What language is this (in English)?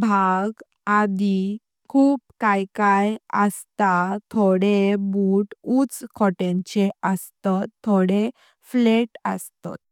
Konkani